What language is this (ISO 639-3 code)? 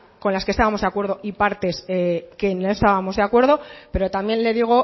spa